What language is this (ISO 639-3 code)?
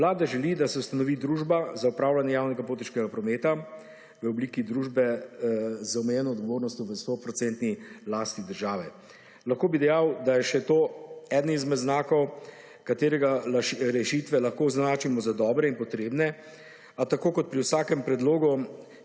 slv